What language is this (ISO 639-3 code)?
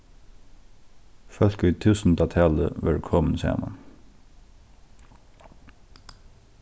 fao